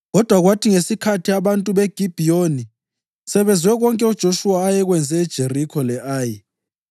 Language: North Ndebele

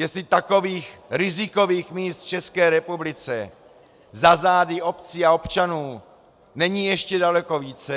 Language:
Czech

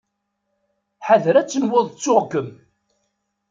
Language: Kabyle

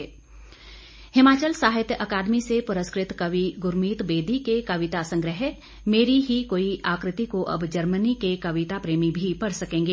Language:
Hindi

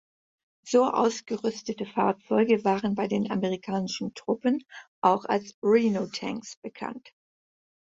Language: German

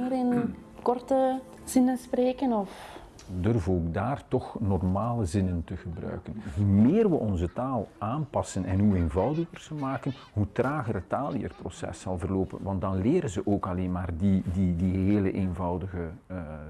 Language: Dutch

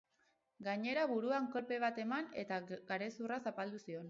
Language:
Basque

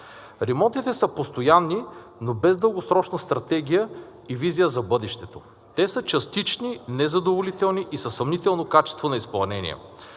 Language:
Bulgarian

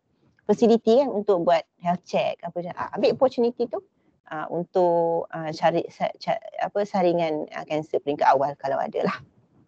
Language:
Malay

